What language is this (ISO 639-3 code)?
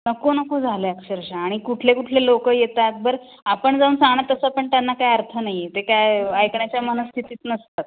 mar